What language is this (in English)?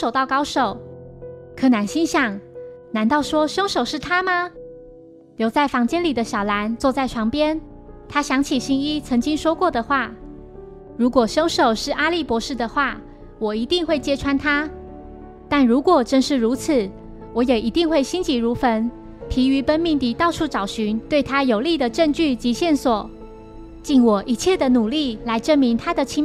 Chinese